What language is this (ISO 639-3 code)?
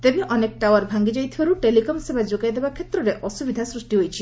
ori